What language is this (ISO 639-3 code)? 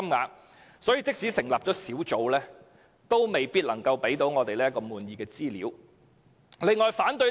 yue